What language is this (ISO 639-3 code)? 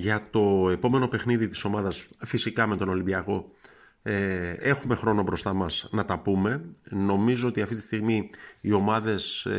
ell